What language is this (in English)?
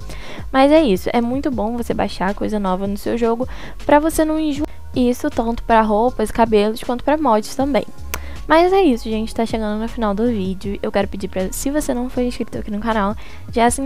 Portuguese